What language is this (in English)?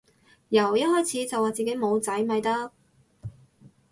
Cantonese